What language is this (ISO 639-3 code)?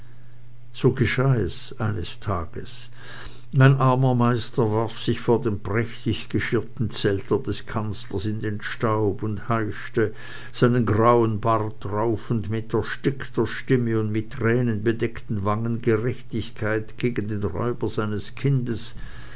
deu